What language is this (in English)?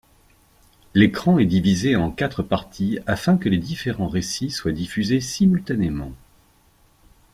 French